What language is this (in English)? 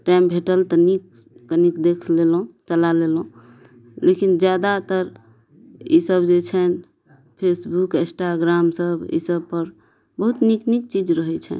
Maithili